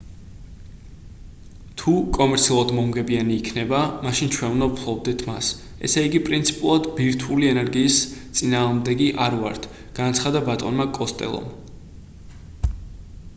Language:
Georgian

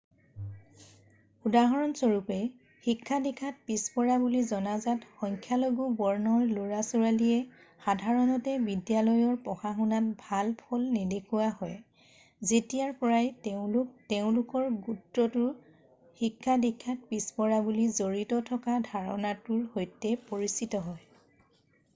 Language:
Assamese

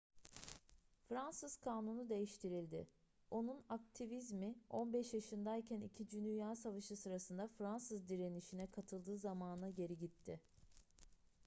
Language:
Turkish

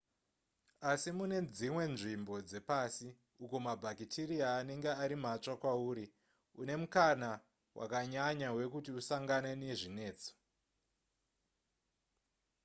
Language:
Shona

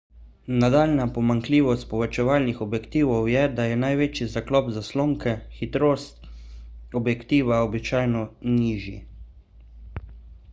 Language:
Slovenian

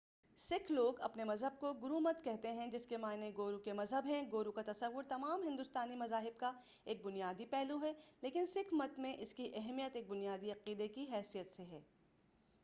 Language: Urdu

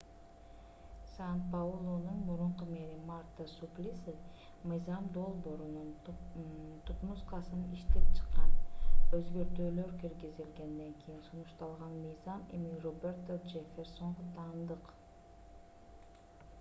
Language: Kyrgyz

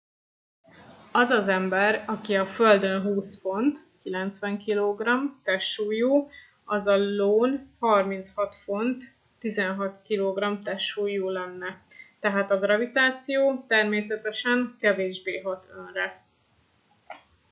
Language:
Hungarian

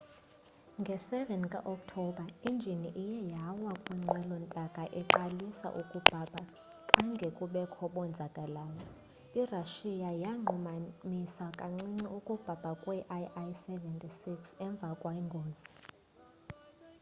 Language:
Xhosa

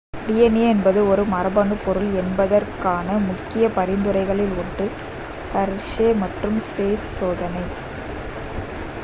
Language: Tamil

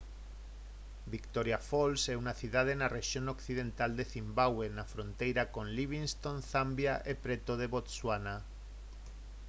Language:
Galician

